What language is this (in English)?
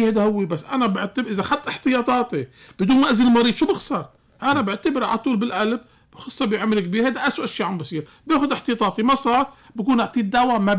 Arabic